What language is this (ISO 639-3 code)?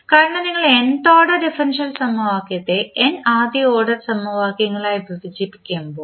mal